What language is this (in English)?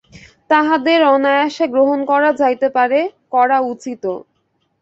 Bangla